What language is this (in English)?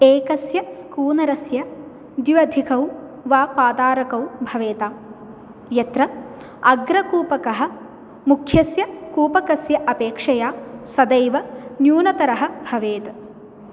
Sanskrit